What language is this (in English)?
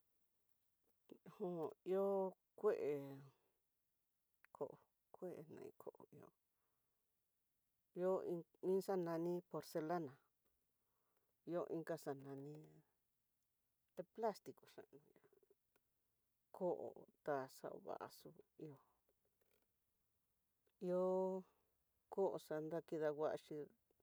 Tidaá Mixtec